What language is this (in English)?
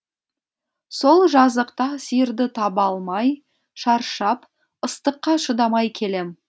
Kazakh